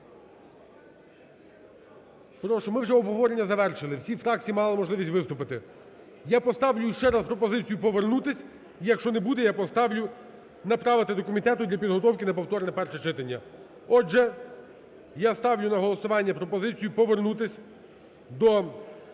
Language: Ukrainian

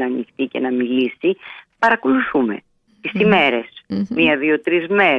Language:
Greek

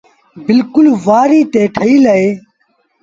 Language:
Sindhi Bhil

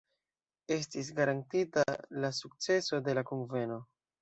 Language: Esperanto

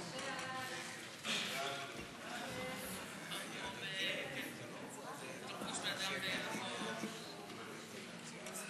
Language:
Hebrew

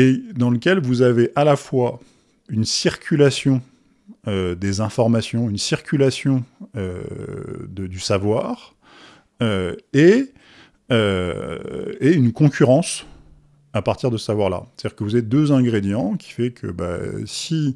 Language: French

